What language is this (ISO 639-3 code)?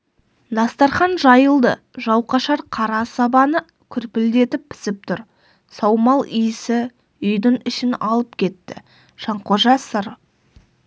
kaz